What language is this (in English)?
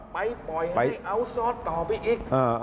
Thai